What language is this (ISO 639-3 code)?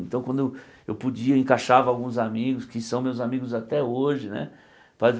por